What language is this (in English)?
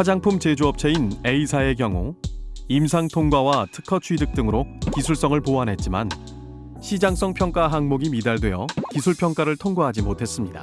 Korean